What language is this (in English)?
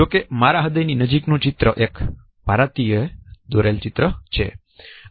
Gujarati